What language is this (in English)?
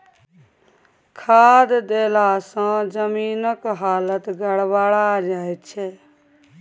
Maithili